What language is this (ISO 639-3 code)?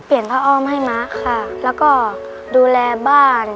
tha